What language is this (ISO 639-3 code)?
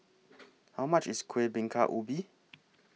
eng